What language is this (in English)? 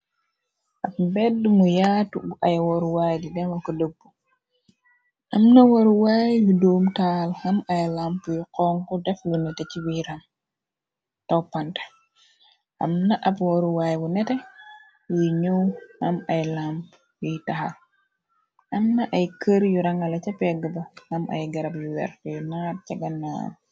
Wolof